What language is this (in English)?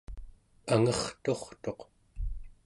Central Yupik